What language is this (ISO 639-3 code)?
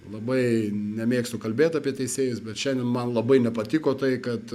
lit